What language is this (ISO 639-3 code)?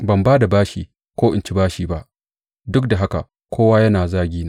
hau